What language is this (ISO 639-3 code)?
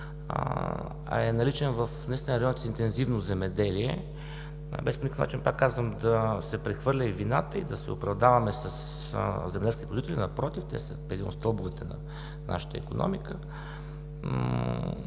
bul